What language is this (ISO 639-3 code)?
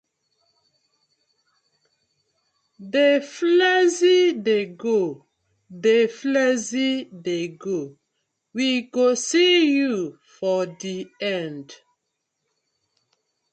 pcm